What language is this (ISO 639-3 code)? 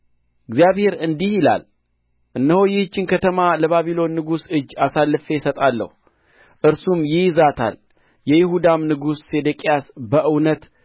amh